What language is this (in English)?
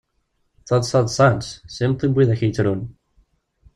Kabyle